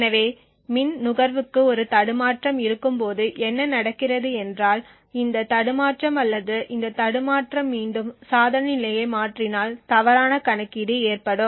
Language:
Tamil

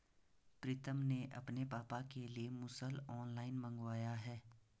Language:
Hindi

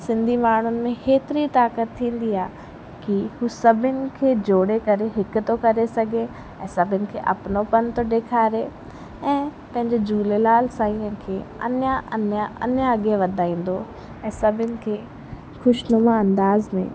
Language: Sindhi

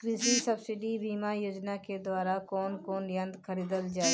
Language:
Bhojpuri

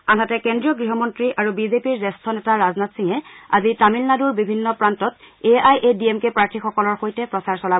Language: Assamese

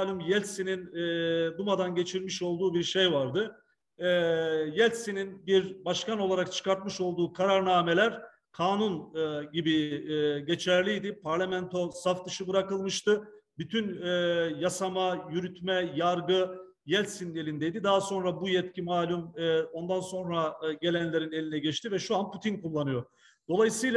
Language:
Turkish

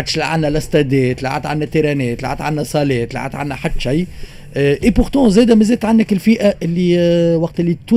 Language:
Arabic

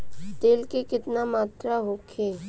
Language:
Bhojpuri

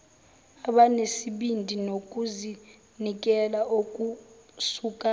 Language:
Zulu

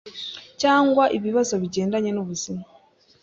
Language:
Kinyarwanda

